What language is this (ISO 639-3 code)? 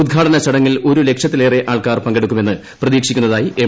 mal